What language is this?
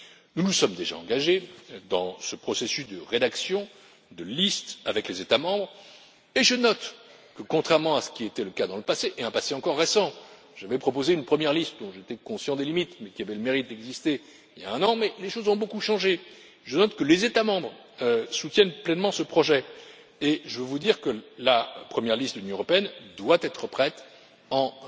French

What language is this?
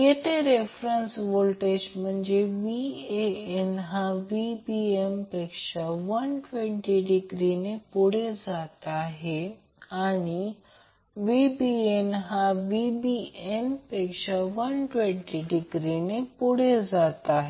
Marathi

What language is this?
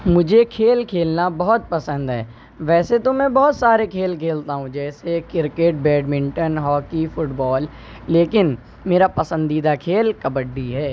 Urdu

